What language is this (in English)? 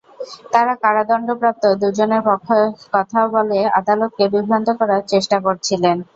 Bangla